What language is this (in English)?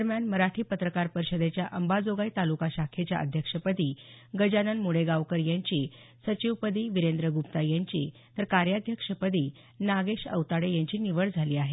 Marathi